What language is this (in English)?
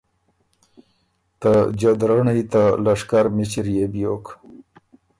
Ormuri